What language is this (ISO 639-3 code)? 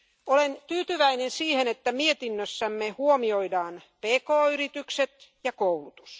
fin